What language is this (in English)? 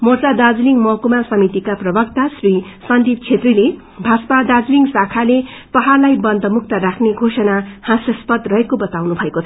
Nepali